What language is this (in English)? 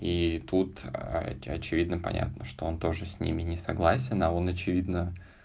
Russian